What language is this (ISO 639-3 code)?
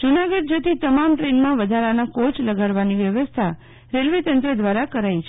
guj